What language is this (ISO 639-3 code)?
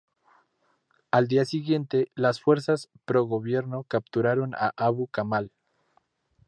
spa